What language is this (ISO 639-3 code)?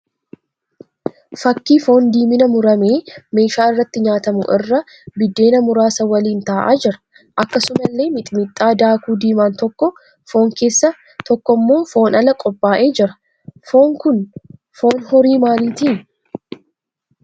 orm